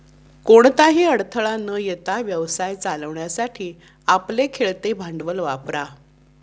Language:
Marathi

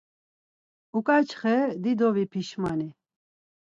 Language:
Laz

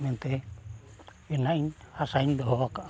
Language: Santali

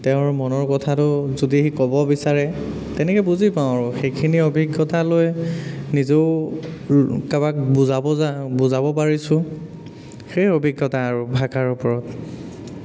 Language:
Assamese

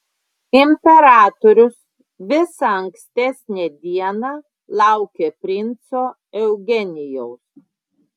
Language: Lithuanian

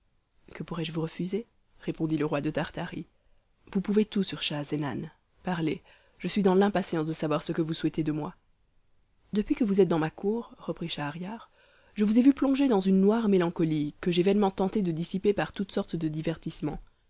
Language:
French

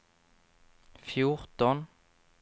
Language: Swedish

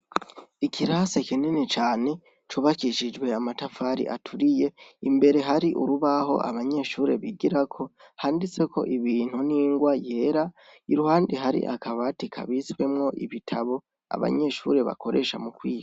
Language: Rundi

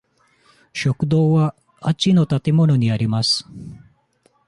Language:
Japanese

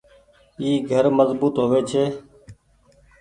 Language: Goaria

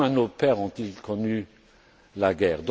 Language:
French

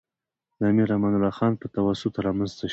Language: Pashto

